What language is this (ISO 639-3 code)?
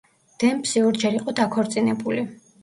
kat